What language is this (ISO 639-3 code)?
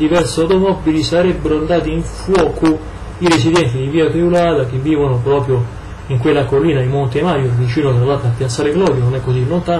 ita